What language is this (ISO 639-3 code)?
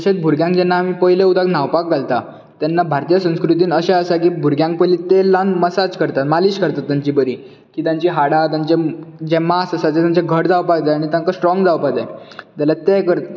kok